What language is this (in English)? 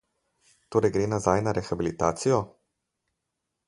Slovenian